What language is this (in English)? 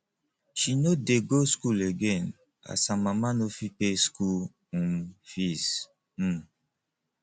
Nigerian Pidgin